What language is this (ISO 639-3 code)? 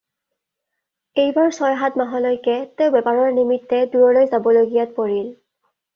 asm